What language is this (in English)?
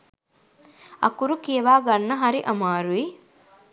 Sinhala